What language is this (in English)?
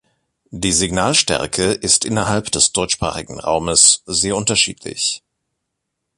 German